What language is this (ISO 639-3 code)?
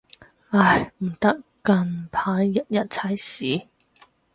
yue